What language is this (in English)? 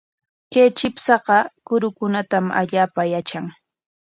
Corongo Ancash Quechua